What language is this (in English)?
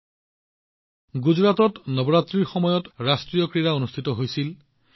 Assamese